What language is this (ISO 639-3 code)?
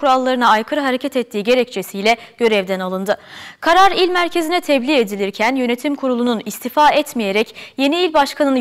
tur